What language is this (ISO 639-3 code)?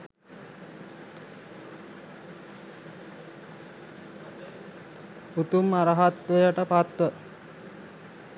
sin